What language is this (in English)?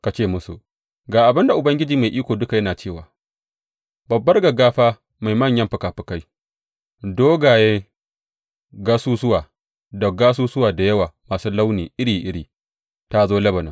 Hausa